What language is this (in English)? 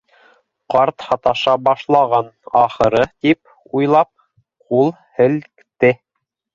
Bashkir